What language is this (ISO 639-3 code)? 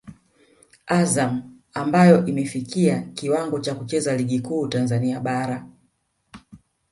swa